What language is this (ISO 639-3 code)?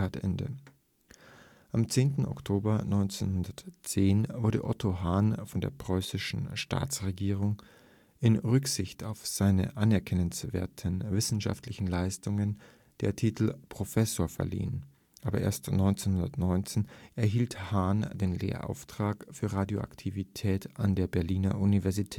deu